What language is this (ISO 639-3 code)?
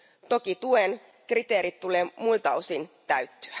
fin